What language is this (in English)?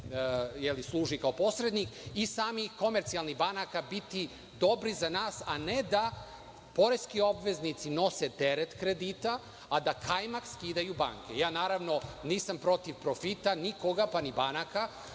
Serbian